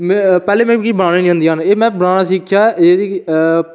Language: Dogri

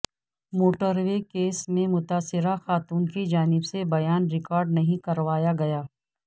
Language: Urdu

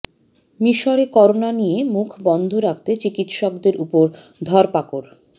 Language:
Bangla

